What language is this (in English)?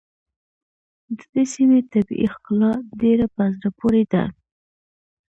Pashto